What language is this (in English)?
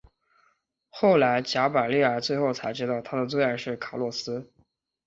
Chinese